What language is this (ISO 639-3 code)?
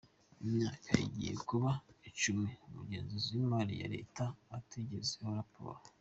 kin